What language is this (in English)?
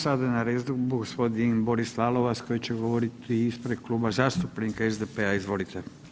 Croatian